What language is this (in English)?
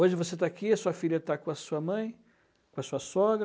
Portuguese